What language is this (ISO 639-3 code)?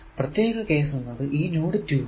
mal